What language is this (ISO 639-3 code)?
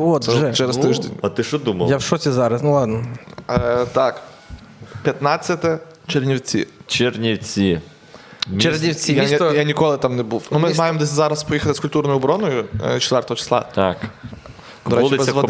ukr